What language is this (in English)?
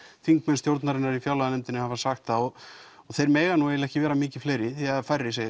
Icelandic